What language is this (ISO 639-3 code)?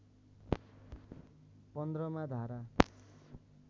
nep